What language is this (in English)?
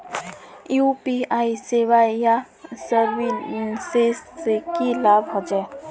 Magahi